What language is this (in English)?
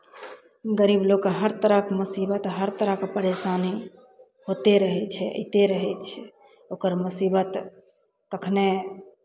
Maithili